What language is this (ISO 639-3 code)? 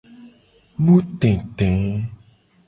gej